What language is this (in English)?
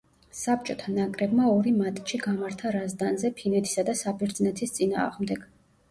Georgian